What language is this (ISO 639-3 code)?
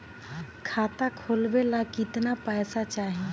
bho